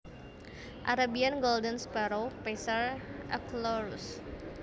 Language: Javanese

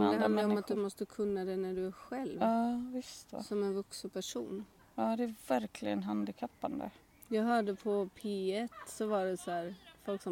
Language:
Swedish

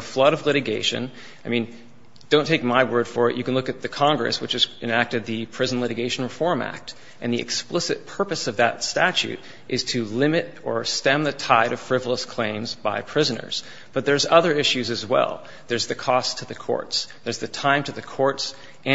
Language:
English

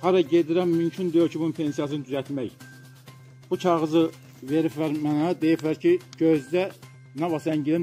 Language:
Turkish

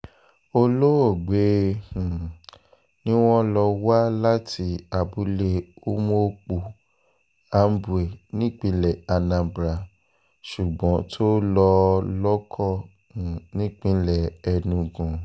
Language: Yoruba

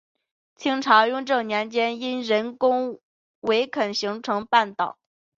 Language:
Chinese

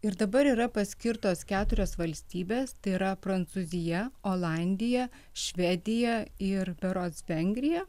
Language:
Lithuanian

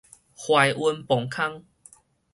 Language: Min Nan Chinese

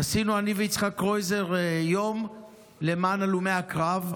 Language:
Hebrew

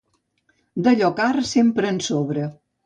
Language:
Catalan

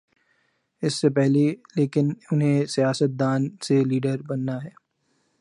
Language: Urdu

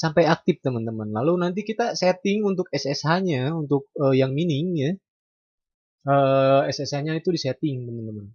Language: Indonesian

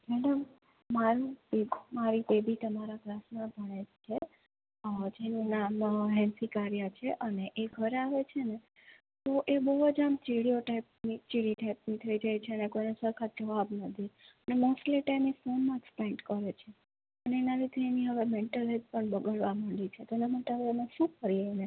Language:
Gujarati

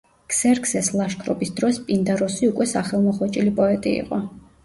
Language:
Georgian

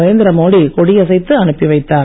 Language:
Tamil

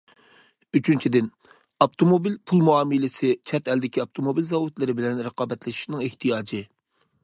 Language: Uyghur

